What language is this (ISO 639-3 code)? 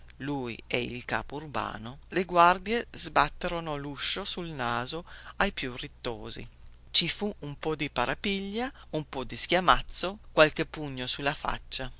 ita